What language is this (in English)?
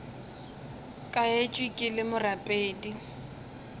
Northern Sotho